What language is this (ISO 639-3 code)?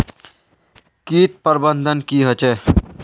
mag